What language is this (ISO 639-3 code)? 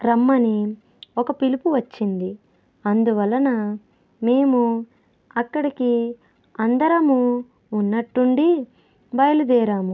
tel